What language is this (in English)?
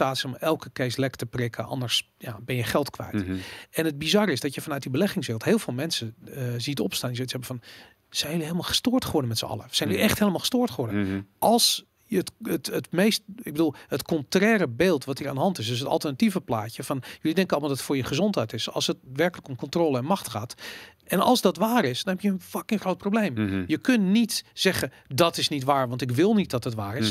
Dutch